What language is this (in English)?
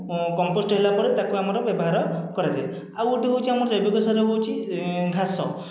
Odia